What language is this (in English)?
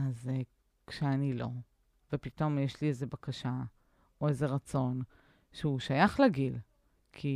Hebrew